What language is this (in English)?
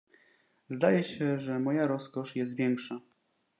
Polish